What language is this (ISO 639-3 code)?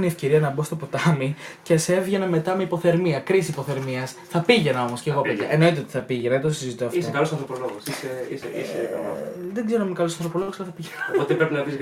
ell